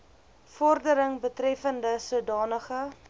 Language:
Afrikaans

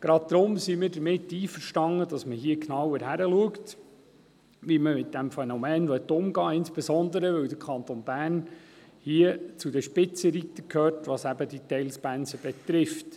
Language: Swiss German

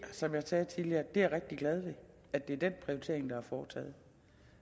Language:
Danish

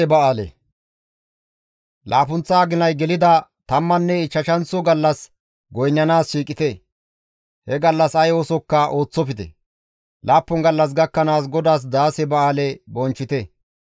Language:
Gamo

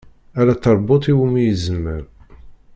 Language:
Kabyle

